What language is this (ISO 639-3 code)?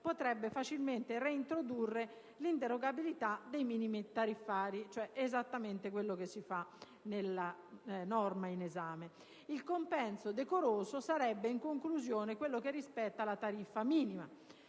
ita